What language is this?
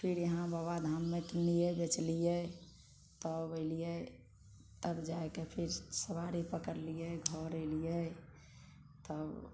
Maithili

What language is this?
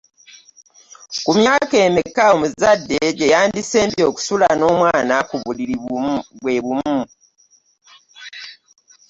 Ganda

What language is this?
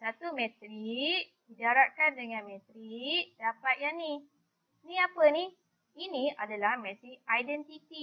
Malay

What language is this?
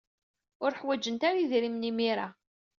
Kabyle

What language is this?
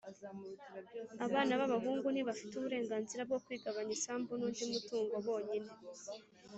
Kinyarwanda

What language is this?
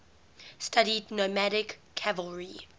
English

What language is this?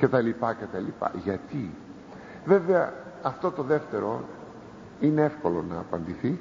Greek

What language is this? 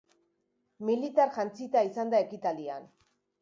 Basque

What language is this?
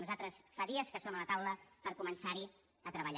Catalan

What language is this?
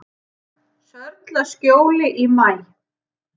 Icelandic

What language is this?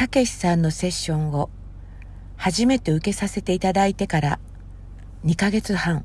Japanese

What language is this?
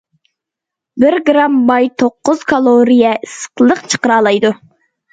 Uyghur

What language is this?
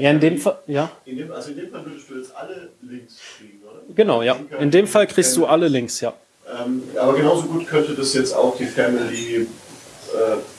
German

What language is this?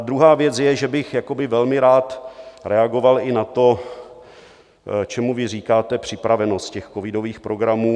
Czech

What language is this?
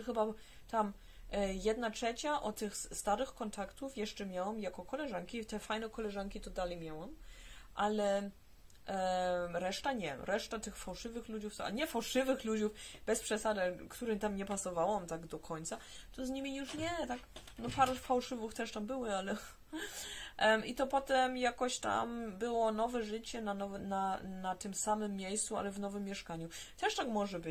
Polish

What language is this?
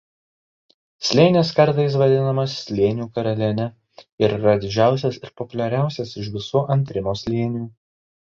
Lithuanian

